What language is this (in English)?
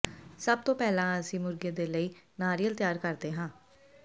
Punjabi